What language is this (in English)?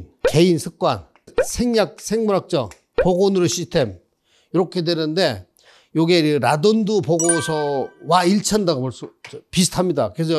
Korean